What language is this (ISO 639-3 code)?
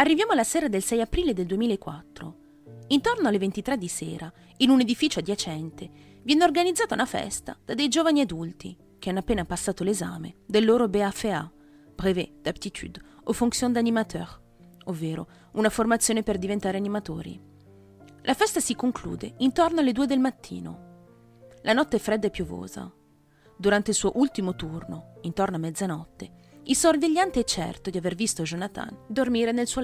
ita